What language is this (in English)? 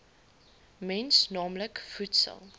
Afrikaans